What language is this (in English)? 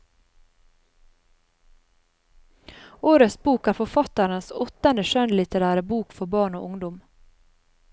Norwegian